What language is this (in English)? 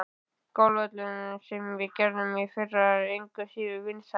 Icelandic